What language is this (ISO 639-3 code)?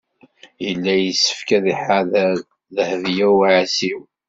kab